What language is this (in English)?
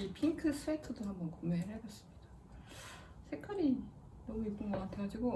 Korean